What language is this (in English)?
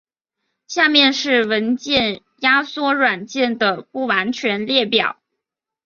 Chinese